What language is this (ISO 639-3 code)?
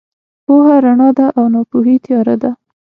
pus